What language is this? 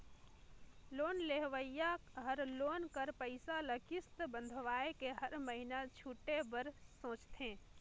Chhattisgarhi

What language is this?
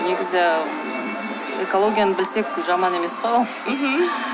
Kazakh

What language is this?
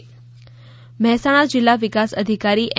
Gujarati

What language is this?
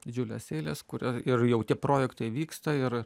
Lithuanian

